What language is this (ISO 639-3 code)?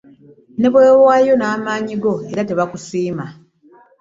lug